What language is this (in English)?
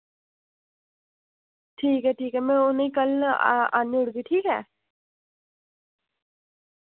Dogri